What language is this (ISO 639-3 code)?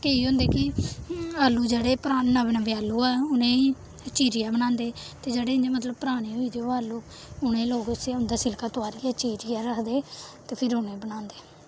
doi